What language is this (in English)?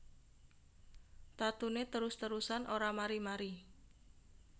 Javanese